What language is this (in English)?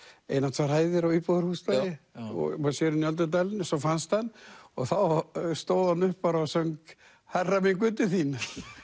Icelandic